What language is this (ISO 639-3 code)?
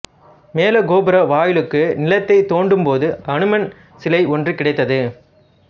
tam